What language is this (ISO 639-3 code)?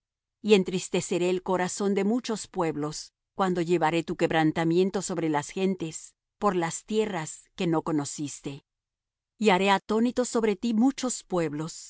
spa